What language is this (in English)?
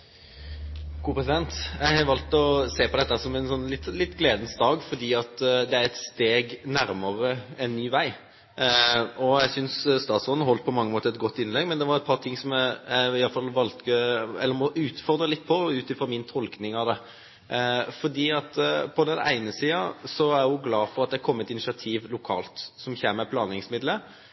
Norwegian